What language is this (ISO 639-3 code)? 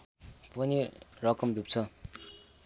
nep